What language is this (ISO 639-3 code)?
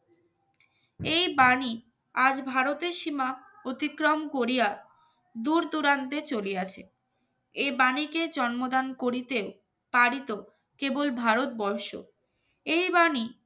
ben